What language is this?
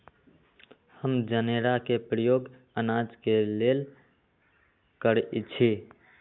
Magahi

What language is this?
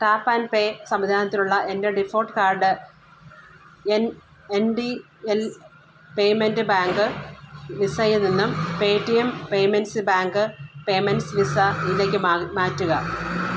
Malayalam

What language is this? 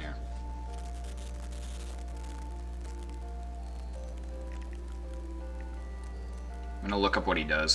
English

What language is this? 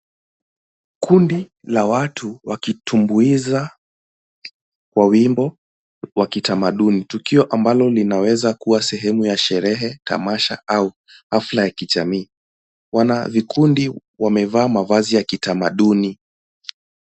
Swahili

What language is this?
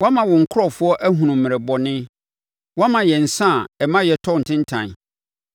Akan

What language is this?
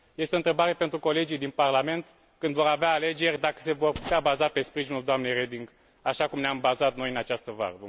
Romanian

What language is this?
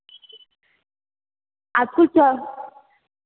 Hindi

